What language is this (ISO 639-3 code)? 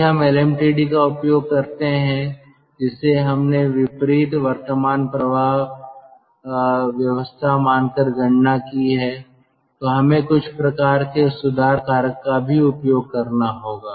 hin